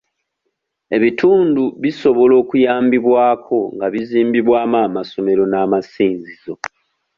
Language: Ganda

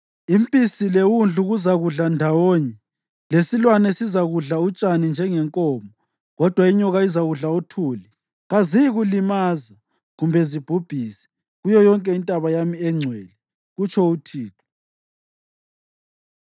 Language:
North Ndebele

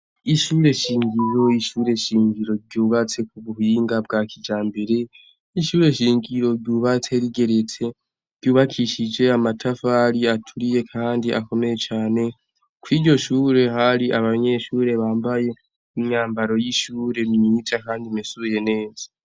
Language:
Rundi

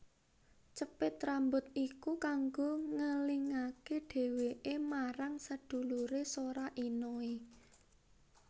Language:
Javanese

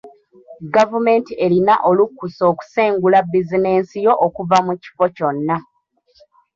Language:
Ganda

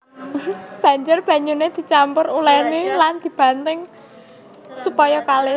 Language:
Javanese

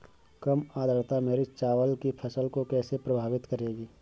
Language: Hindi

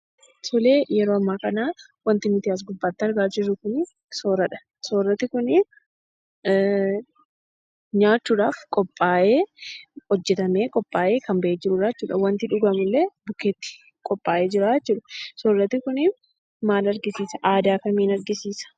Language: Oromo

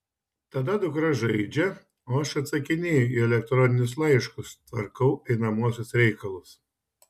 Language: Lithuanian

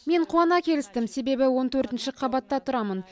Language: Kazakh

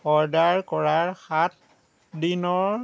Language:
Assamese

